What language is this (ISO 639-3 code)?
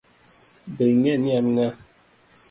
luo